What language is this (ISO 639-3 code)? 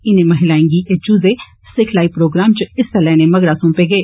doi